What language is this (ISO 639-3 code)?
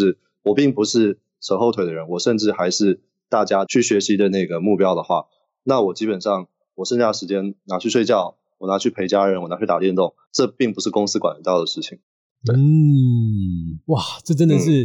zho